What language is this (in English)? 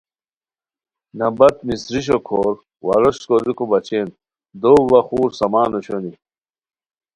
Khowar